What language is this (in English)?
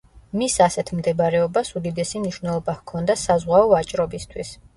Georgian